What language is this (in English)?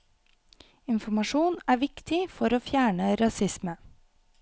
Norwegian